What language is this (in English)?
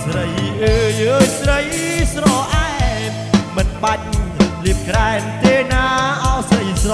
Thai